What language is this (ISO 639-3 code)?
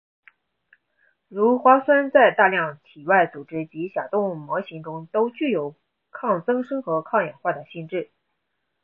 zho